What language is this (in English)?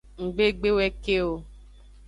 Aja (Benin)